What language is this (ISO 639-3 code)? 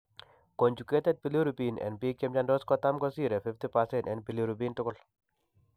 kln